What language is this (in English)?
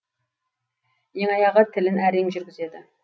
Kazakh